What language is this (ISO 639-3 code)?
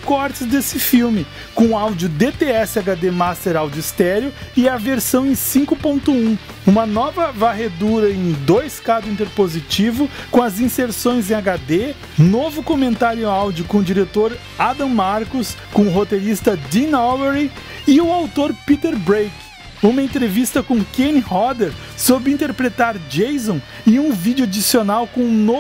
por